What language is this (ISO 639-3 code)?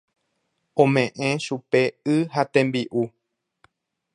grn